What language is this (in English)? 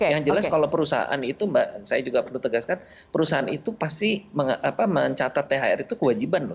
Indonesian